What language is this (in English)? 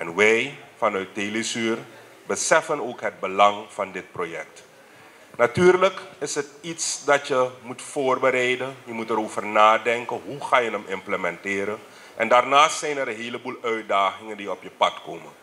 Dutch